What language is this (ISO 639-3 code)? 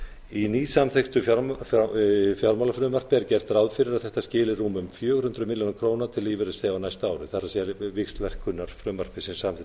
isl